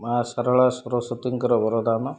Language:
Odia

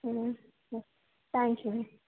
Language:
Kannada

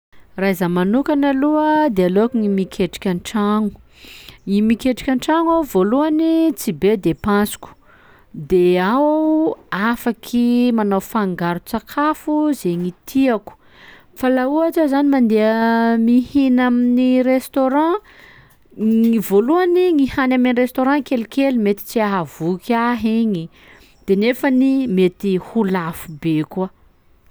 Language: Sakalava Malagasy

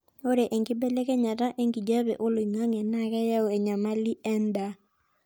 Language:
Masai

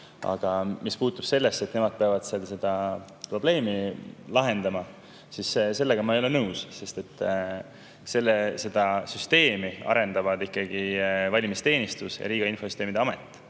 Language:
Estonian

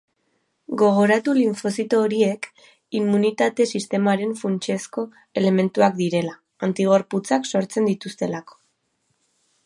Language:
Basque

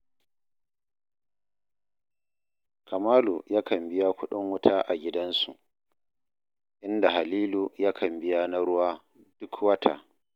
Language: Hausa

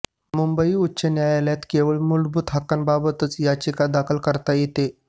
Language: Marathi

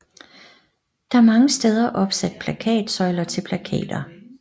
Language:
Danish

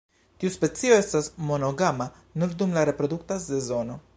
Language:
Esperanto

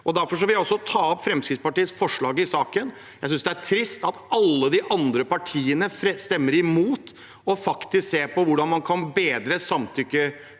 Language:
Norwegian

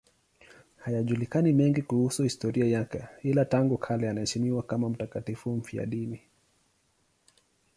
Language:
Swahili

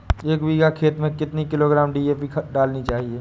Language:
Hindi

